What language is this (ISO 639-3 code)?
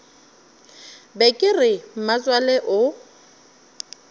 nso